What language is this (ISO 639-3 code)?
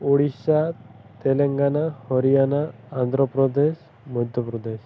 ori